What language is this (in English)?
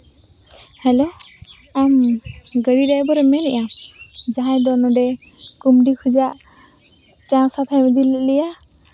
Santali